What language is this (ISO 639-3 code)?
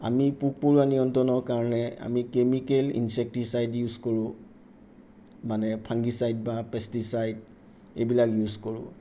asm